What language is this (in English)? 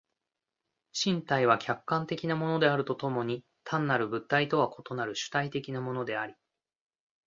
Japanese